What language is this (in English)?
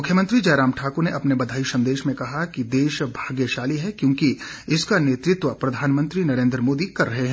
Hindi